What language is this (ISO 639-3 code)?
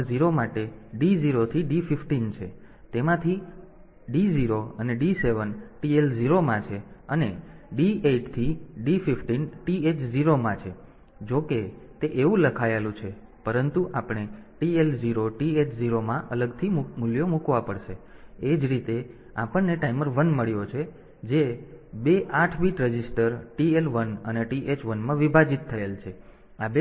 guj